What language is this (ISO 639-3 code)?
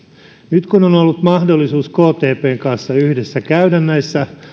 fin